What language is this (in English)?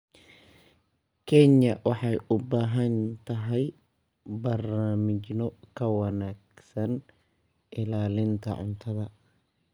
Somali